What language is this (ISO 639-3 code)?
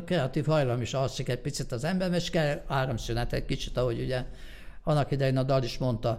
hun